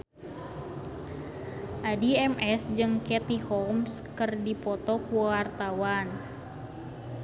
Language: Sundanese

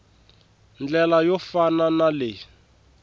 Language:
Tsonga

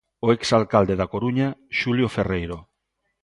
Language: Galician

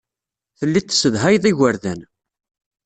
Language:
Kabyle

